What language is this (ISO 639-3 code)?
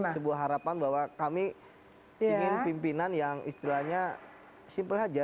ind